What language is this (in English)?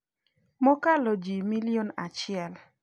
Luo (Kenya and Tanzania)